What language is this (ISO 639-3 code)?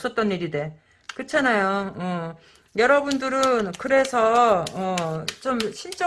kor